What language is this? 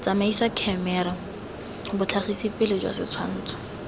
Tswana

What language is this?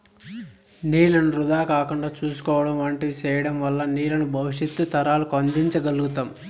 Telugu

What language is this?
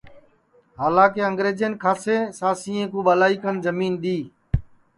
Sansi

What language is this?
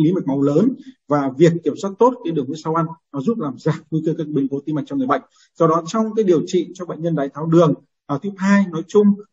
Vietnamese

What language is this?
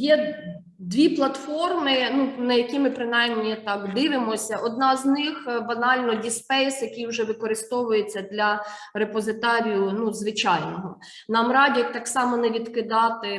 Ukrainian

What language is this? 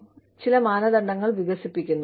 Malayalam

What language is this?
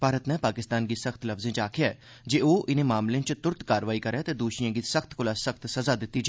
Dogri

